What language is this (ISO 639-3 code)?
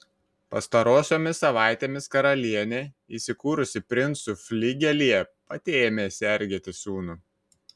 lit